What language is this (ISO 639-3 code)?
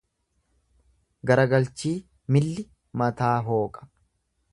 orm